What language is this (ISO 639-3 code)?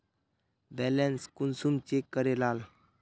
mag